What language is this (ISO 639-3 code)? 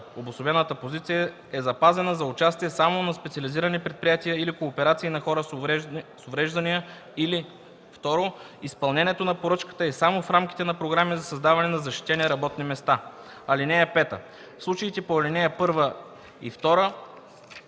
bul